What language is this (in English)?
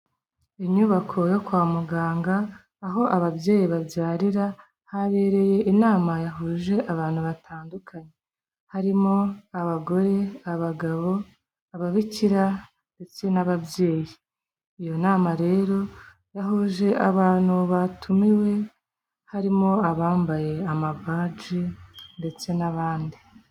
Kinyarwanda